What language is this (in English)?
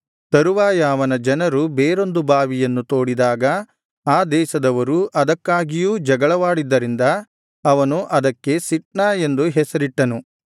Kannada